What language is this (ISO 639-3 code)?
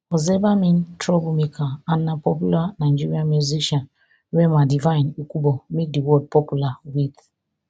pcm